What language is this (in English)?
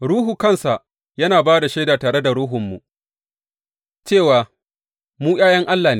Hausa